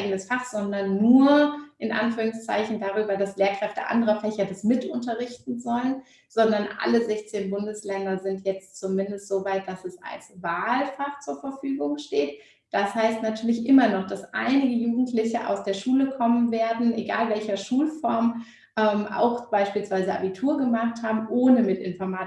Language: German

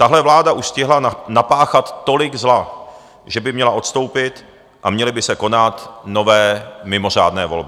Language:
Czech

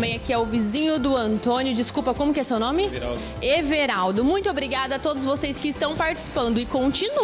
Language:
Portuguese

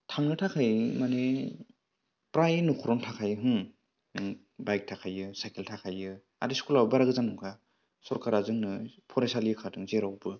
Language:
Bodo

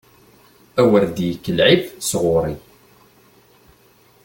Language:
Kabyle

